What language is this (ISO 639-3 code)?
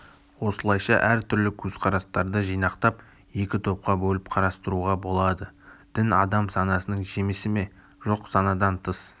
kaz